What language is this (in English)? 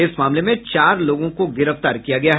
Hindi